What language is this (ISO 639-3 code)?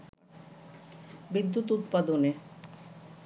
ben